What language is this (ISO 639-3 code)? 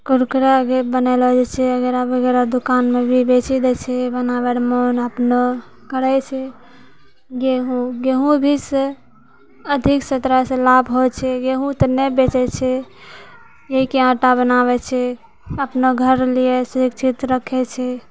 mai